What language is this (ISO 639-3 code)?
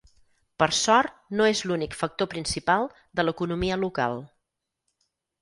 cat